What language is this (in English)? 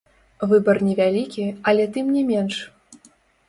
Belarusian